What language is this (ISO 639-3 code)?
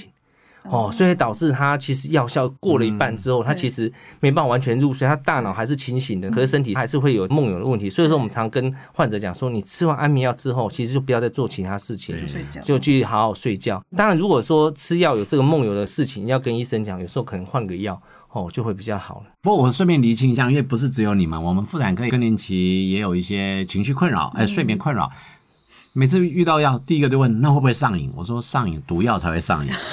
zho